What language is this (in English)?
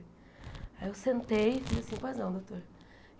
Portuguese